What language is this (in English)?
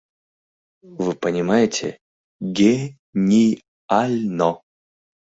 Mari